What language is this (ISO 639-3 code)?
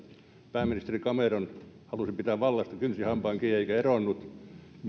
fin